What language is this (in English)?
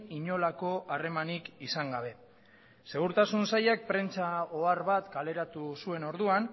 Basque